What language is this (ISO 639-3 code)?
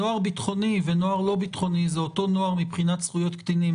heb